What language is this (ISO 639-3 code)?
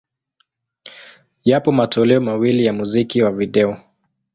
swa